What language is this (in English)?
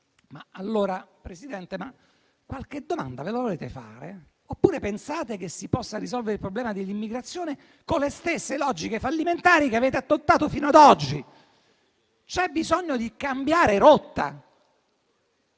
Italian